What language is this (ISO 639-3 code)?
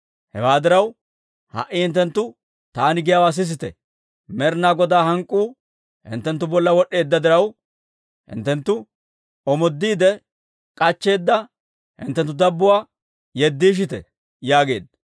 dwr